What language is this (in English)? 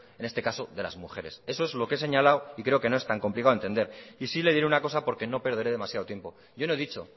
Spanish